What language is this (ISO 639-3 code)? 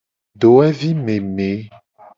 gej